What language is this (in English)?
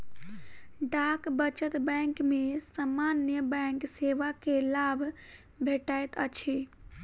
Maithili